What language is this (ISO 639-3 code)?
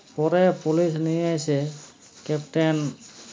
ben